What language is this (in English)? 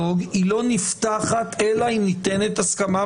Hebrew